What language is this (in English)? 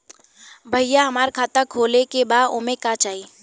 Bhojpuri